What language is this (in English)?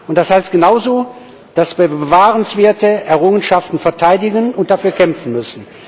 German